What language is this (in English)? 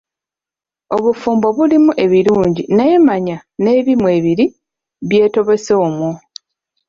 Ganda